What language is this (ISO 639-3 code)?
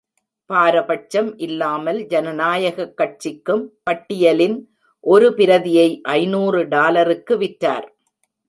tam